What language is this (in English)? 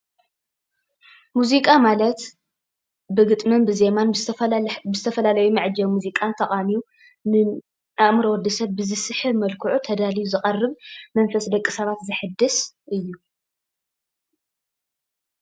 Tigrinya